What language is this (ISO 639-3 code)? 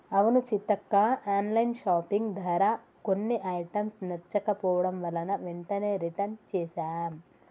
tel